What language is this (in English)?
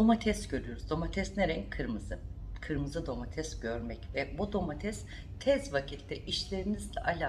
Turkish